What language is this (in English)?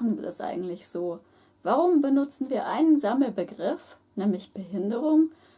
German